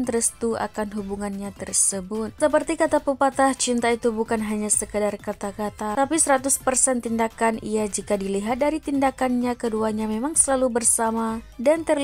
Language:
Indonesian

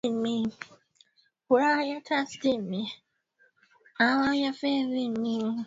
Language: Swahili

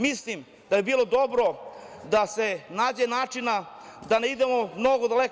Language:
Serbian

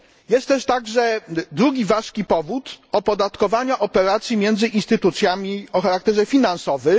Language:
Polish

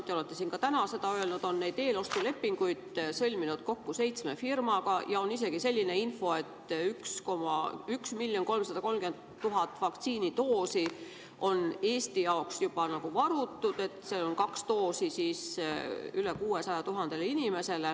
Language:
Estonian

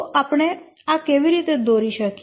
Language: Gujarati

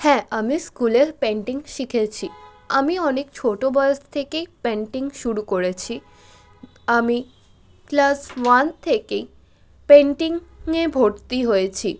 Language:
Bangla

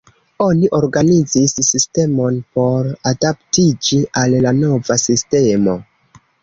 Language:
Esperanto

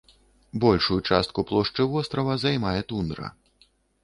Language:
Belarusian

